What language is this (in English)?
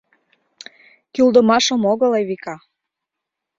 Mari